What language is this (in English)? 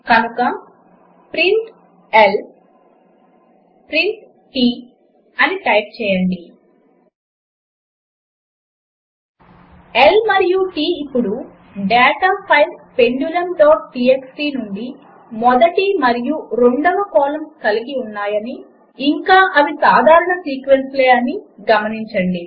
Telugu